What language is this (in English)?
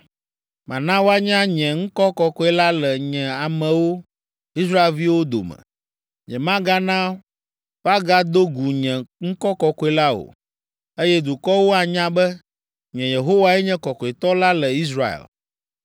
Ewe